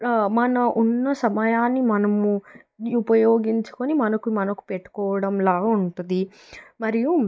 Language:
Telugu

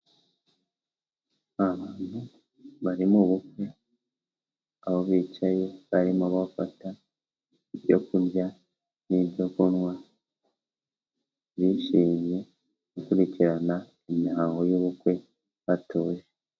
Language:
Kinyarwanda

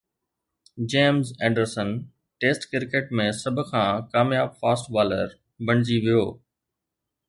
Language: Sindhi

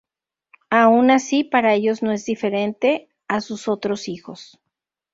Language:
Spanish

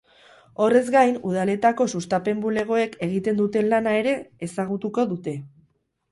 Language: Basque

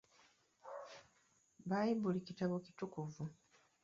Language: Ganda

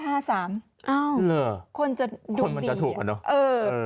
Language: Thai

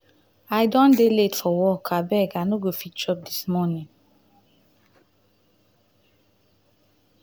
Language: Nigerian Pidgin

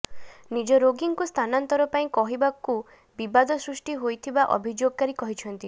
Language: Odia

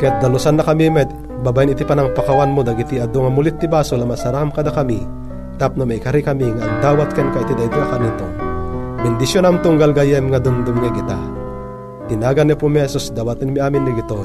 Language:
Filipino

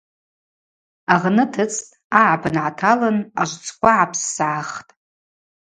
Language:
Abaza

